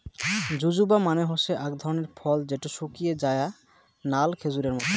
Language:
Bangla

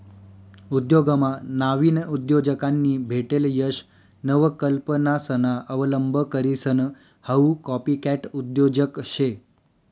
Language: Marathi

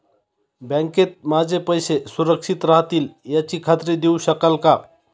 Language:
Marathi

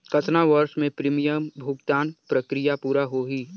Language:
Chhattisgarhi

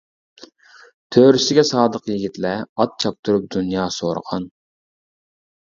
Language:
Uyghur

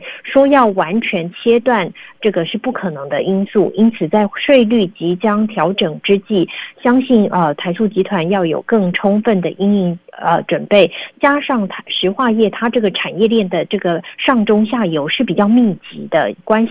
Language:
Chinese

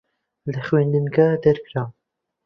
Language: Central Kurdish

